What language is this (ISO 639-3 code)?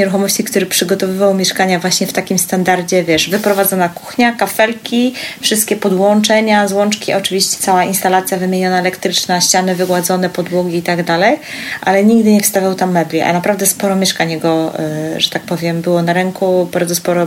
pol